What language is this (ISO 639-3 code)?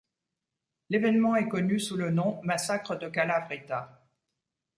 fra